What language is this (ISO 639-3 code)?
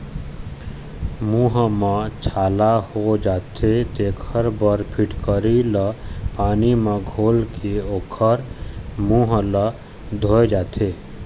hne